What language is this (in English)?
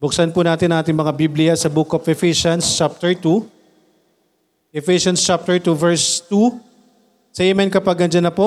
Filipino